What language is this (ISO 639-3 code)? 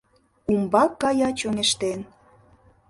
chm